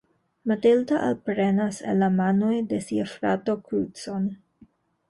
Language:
Esperanto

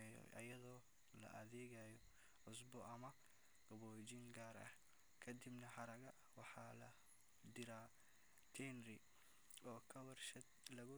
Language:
Somali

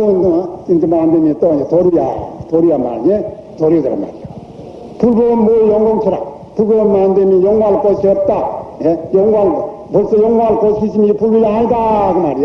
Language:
Korean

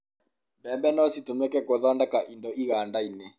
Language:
Kikuyu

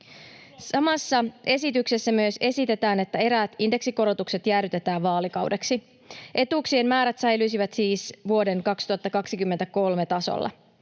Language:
Finnish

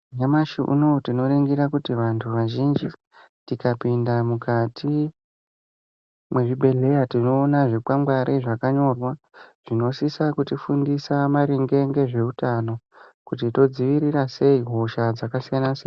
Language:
Ndau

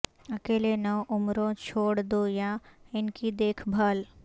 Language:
Urdu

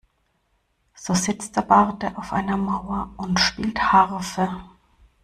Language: German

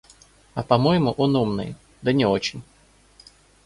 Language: Russian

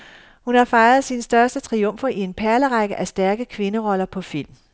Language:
Danish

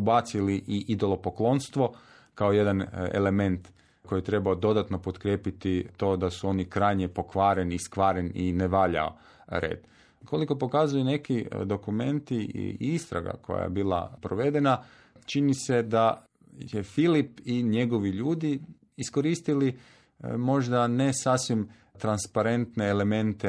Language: Croatian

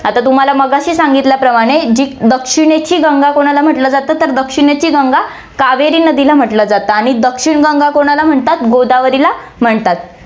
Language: Marathi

